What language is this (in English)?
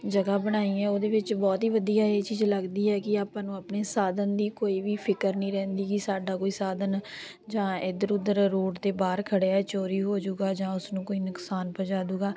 Punjabi